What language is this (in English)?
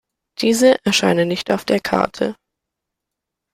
German